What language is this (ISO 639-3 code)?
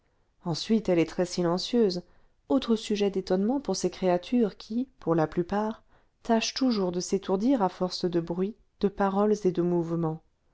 fra